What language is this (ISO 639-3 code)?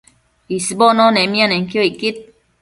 mcf